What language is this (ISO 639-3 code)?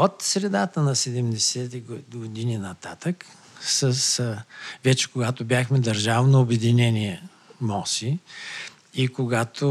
bul